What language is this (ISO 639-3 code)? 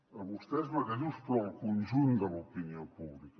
cat